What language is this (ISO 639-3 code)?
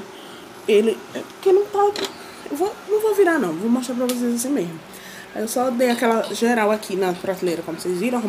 por